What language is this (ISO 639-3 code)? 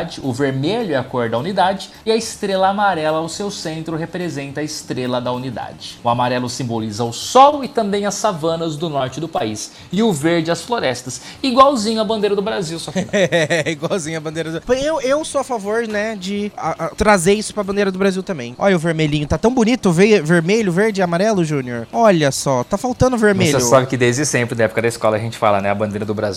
por